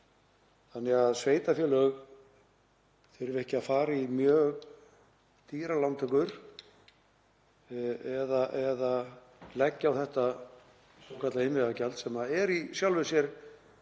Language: Icelandic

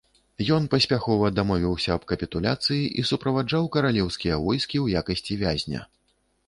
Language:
Belarusian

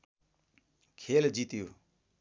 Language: Nepali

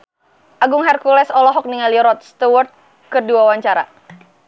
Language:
Sundanese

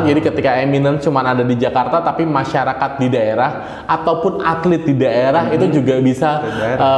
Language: Indonesian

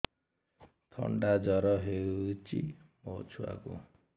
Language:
Odia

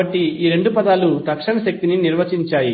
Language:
Telugu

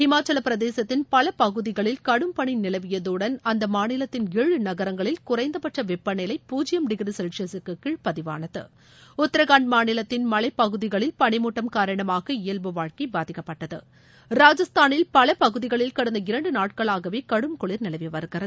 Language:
Tamil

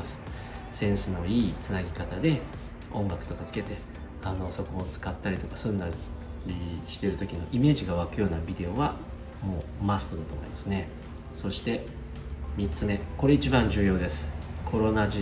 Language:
Japanese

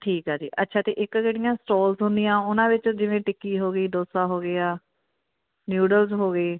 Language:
Punjabi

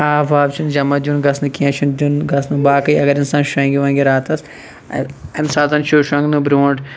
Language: Kashmiri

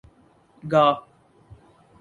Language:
Urdu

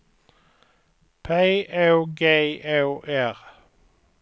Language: Swedish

